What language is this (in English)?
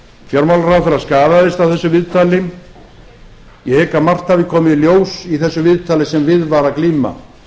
Icelandic